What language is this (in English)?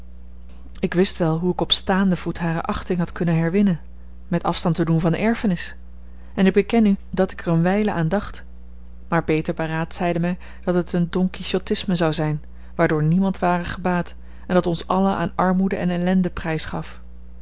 Dutch